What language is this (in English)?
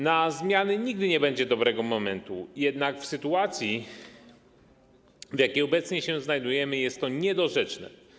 Polish